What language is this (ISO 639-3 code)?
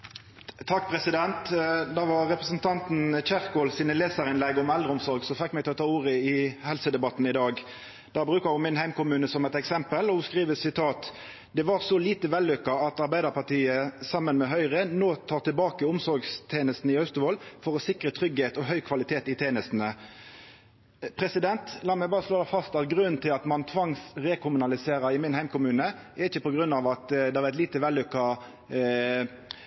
nno